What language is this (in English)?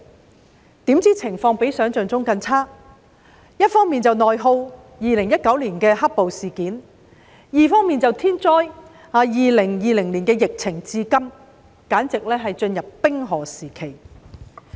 Cantonese